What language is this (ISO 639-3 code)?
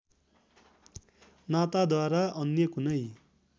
nep